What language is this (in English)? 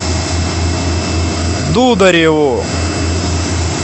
Russian